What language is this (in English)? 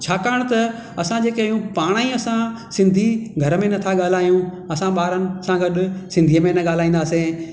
Sindhi